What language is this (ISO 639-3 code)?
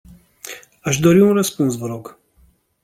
ron